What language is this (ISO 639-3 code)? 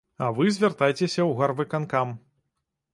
bel